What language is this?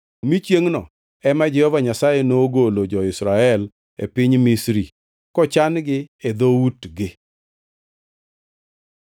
Luo (Kenya and Tanzania)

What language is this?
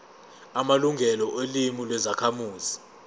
Zulu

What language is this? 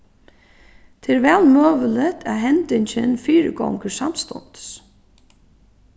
Faroese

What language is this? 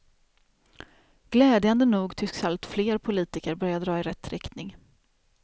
Swedish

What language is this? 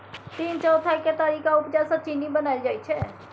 Maithili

